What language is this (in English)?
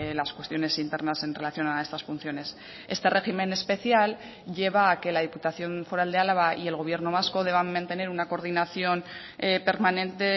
Spanish